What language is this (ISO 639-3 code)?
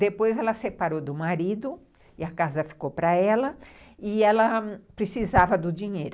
por